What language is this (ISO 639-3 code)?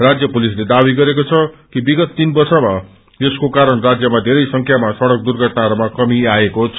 nep